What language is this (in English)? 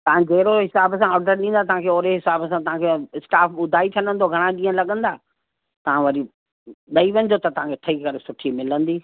Sindhi